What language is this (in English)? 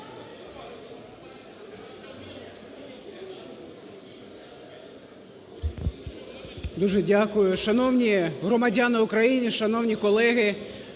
Ukrainian